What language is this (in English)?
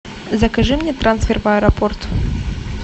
Russian